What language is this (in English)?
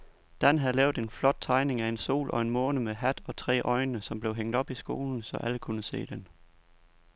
Danish